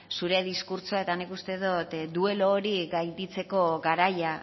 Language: Basque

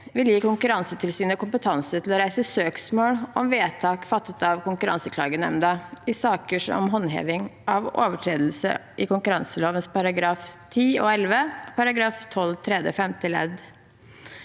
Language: Norwegian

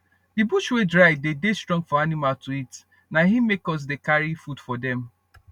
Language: Nigerian Pidgin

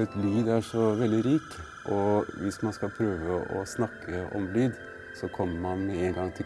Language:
French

